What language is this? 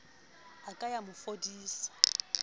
Southern Sotho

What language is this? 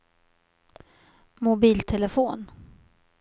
Swedish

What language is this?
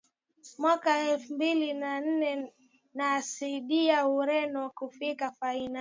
Swahili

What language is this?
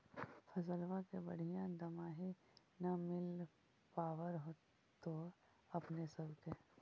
Magahi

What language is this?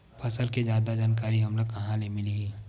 Chhattisgarhi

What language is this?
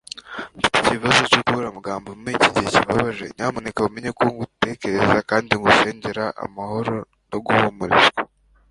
Kinyarwanda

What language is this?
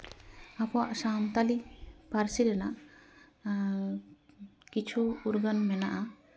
Santali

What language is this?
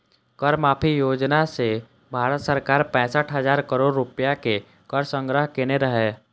Maithili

